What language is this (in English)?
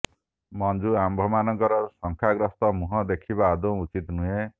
Odia